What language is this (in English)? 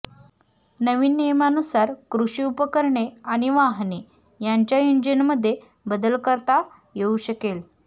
Marathi